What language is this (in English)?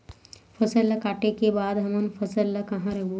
Chhattisgarhi